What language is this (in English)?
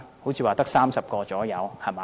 Cantonese